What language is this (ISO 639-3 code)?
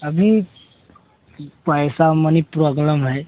hin